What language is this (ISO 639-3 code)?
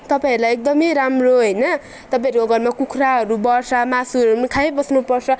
nep